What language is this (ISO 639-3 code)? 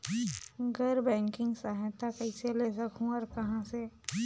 hne